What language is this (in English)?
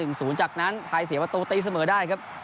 Thai